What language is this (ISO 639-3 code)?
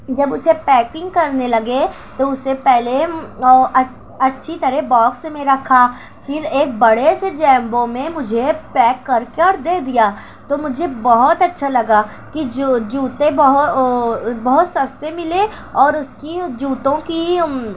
urd